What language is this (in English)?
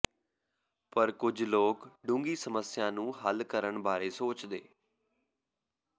Punjabi